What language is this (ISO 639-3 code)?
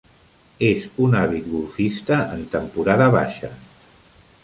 cat